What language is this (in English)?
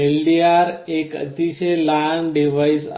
Marathi